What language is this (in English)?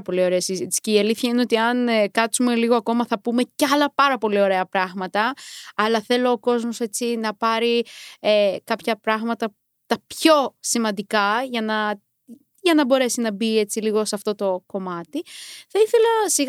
Greek